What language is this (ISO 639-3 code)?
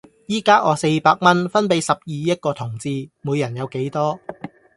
yue